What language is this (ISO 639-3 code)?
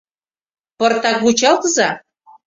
chm